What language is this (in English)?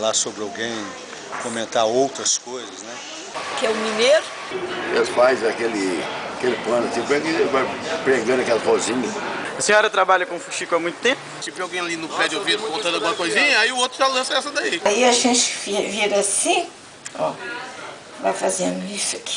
Portuguese